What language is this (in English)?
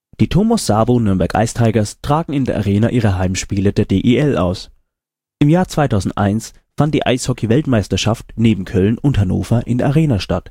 German